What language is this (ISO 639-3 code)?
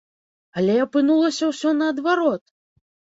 bel